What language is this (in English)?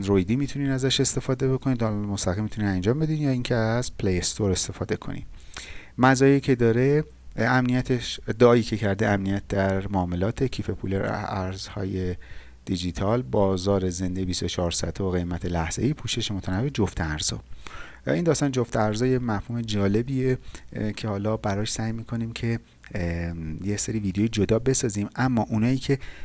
Persian